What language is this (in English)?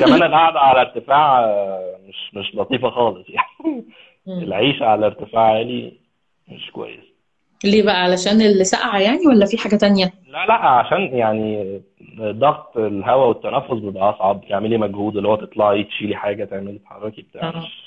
Arabic